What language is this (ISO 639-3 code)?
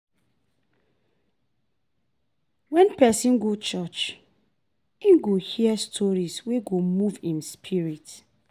pcm